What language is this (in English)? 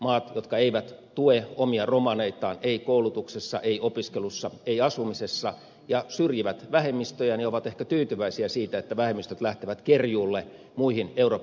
Finnish